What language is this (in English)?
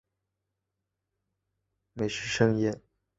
Chinese